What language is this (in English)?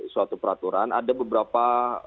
Indonesian